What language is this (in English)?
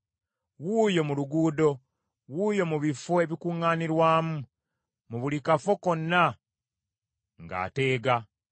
Ganda